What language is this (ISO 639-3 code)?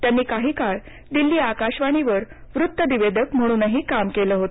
mar